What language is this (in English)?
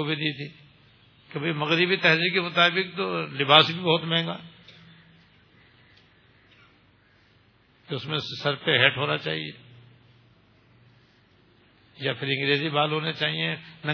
Urdu